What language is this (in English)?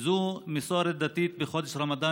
Hebrew